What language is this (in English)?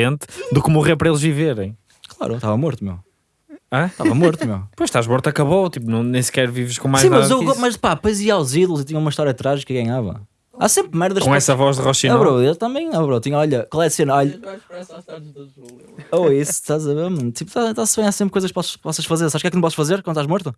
Portuguese